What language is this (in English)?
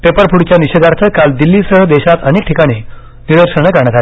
Marathi